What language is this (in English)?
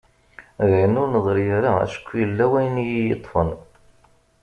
Kabyle